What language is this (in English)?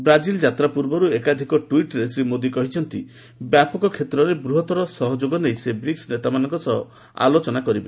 Odia